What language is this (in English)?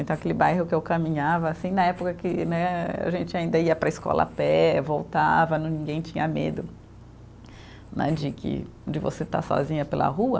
Portuguese